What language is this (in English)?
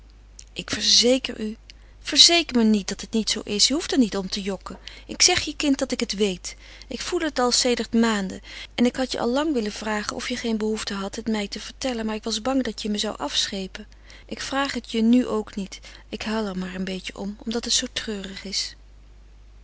Dutch